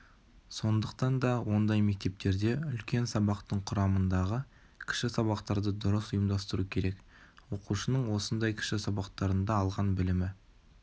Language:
Kazakh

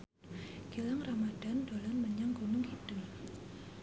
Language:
Javanese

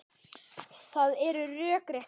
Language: Icelandic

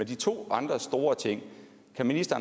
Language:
Danish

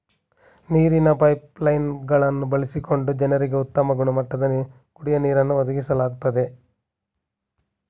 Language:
Kannada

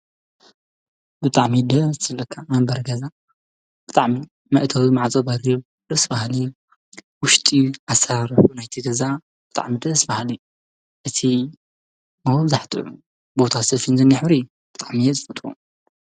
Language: Tigrinya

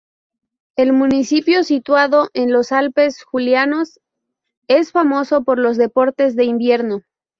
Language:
Spanish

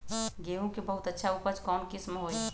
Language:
Magahi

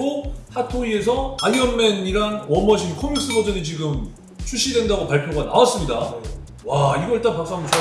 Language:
Korean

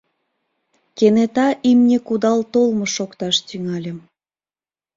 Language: Mari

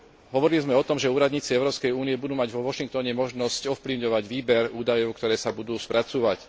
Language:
Slovak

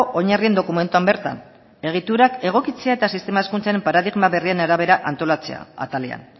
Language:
Basque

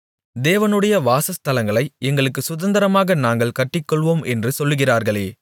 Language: Tamil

